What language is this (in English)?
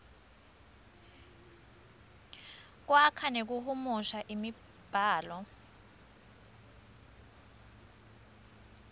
Swati